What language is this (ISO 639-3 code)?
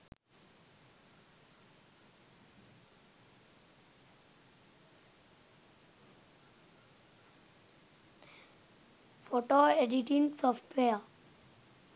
sin